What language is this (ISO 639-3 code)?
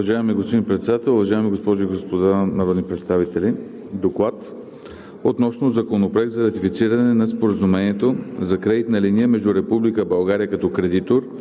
bul